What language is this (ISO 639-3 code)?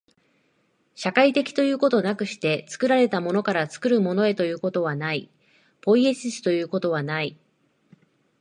jpn